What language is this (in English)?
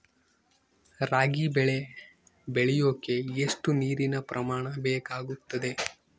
Kannada